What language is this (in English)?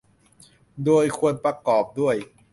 Thai